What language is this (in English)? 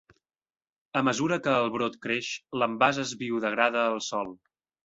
Catalan